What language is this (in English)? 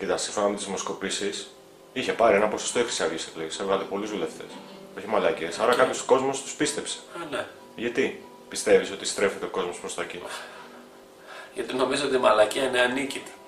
Greek